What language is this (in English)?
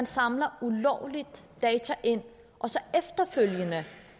Danish